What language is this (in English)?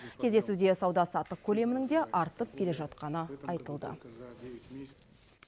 Kazakh